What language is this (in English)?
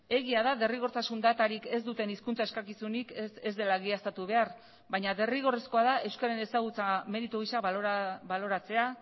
Basque